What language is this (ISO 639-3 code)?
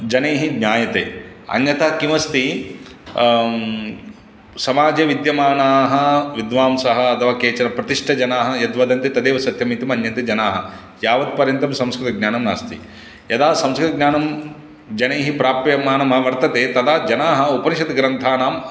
san